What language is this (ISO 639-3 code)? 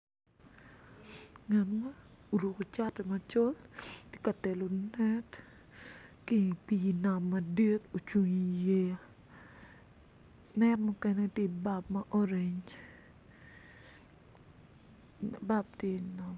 ach